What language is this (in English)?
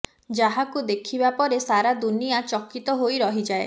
Odia